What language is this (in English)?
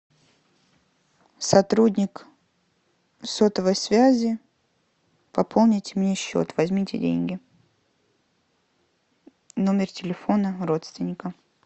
Russian